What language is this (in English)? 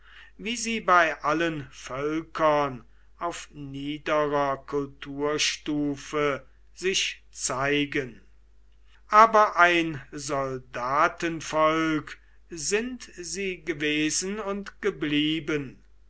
German